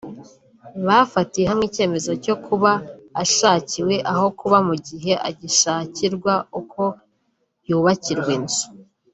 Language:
Kinyarwanda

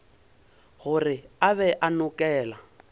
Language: Northern Sotho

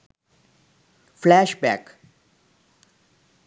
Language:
Sinhala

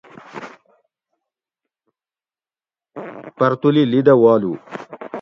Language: Gawri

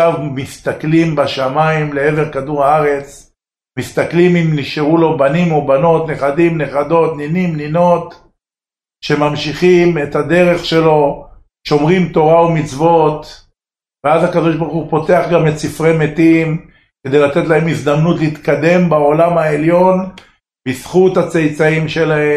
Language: Hebrew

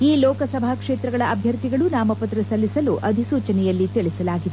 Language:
Kannada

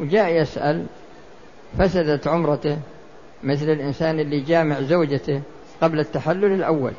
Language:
Arabic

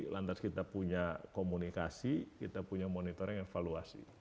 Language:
Indonesian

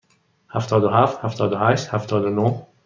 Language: Persian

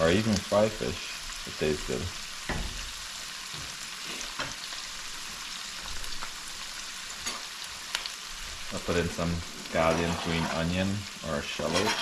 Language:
English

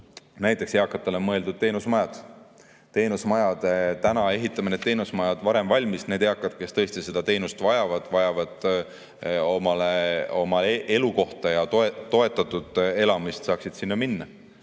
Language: Estonian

